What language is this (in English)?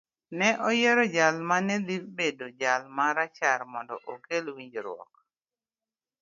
Luo (Kenya and Tanzania)